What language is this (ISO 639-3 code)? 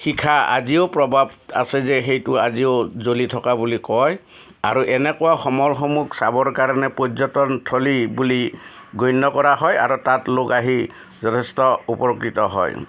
asm